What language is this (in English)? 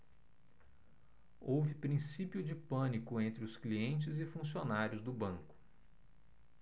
Portuguese